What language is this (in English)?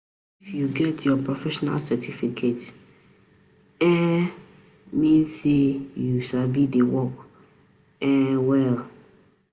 Nigerian Pidgin